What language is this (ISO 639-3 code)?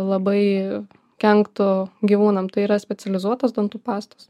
lit